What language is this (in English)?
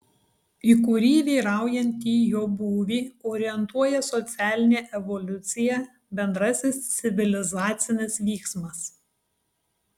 Lithuanian